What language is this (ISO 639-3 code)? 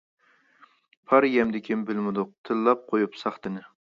uig